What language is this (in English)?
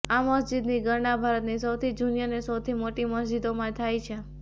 Gujarati